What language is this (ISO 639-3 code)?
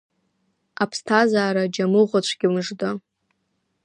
abk